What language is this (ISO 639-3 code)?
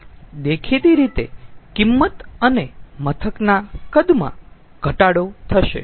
guj